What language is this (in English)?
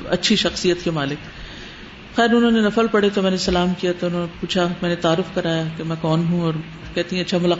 Urdu